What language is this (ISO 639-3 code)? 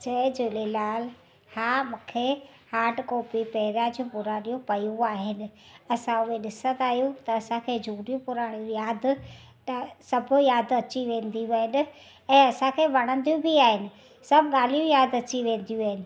snd